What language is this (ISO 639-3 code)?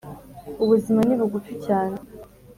kin